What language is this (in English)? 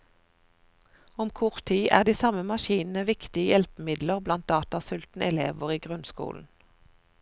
Norwegian